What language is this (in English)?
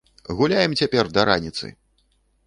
Belarusian